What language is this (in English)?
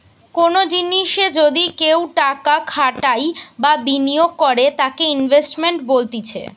Bangla